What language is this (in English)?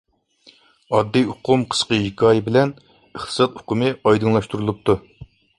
Uyghur